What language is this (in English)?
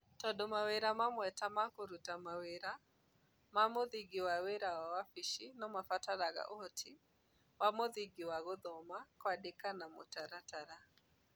Kikuyu